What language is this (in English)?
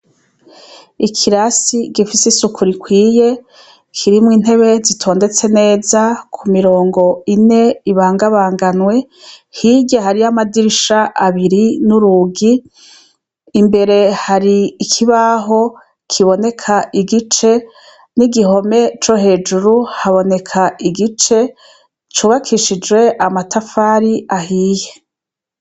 Rundi